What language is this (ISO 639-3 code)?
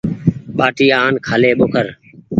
gig